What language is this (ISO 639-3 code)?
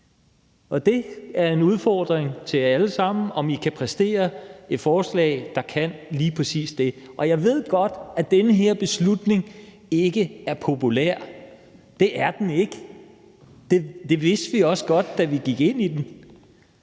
dan